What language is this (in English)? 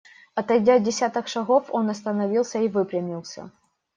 Russian